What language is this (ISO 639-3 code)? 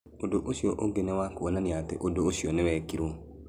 kik